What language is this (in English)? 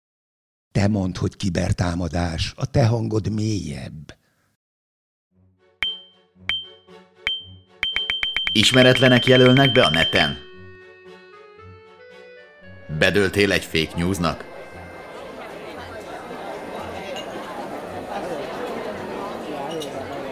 Hungarian